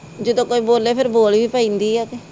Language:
Punjabi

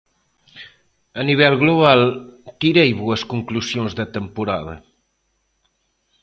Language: Galician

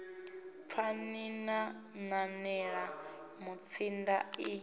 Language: Venda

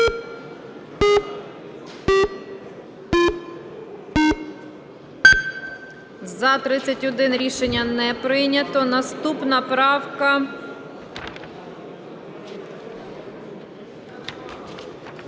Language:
Ukrainian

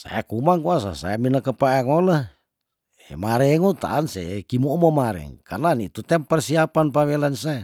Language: Tondano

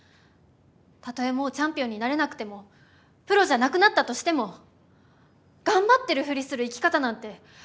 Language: Japanese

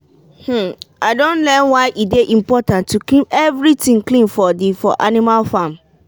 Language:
Nigerian Pidgin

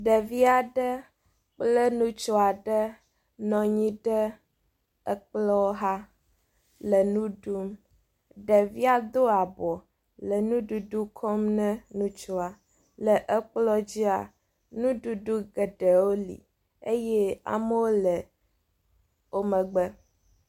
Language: Ewe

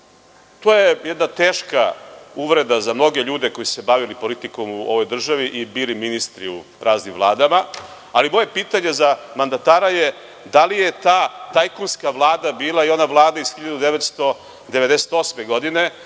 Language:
Serbian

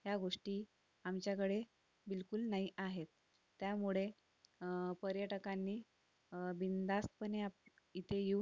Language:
Marathi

